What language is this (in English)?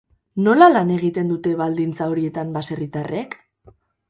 Basque